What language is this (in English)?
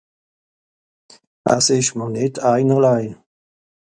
Swiss German